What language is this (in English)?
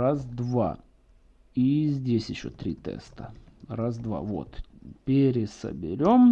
Russian